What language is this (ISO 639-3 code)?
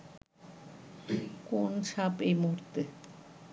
ben